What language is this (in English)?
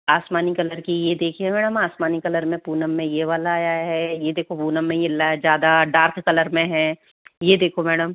Hindi